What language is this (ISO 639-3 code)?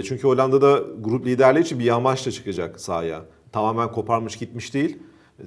tur